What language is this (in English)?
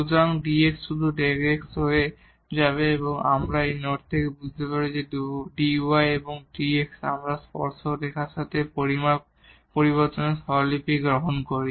Bangla